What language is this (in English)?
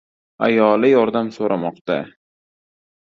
Uzbek